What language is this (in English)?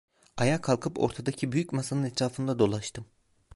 Turkish